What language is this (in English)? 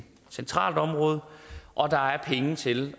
Danish